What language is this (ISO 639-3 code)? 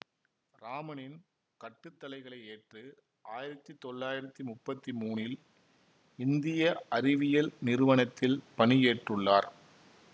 tam